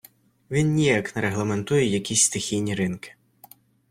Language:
Ukrainian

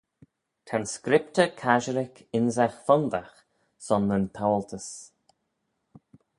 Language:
Manx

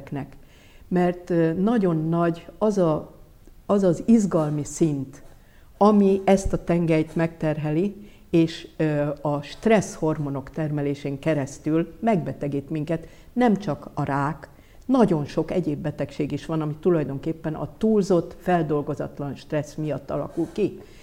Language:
Hungarian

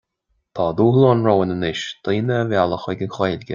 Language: Irish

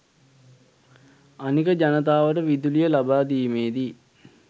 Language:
Sinhala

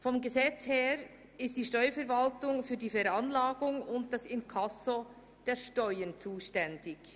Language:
Swiss German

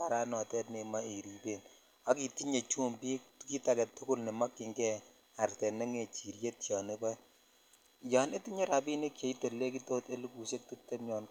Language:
Kalenjin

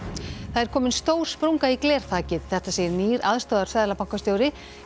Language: Icelandic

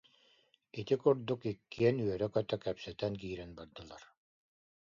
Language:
Yakut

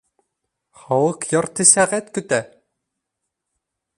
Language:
Bashkir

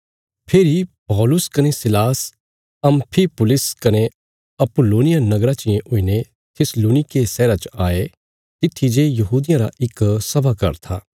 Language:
Bilaspuri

